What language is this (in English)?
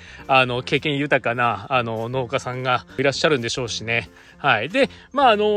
Japanese